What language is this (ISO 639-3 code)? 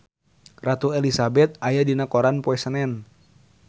sun